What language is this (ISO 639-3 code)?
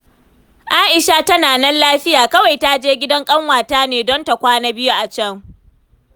hau